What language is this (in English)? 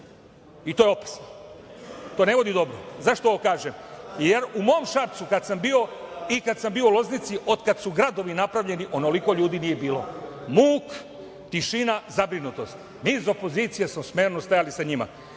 Serbian